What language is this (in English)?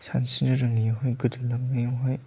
Bodo